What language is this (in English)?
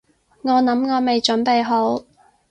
Cantonese